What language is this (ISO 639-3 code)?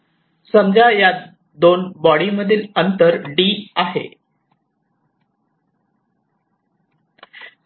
mar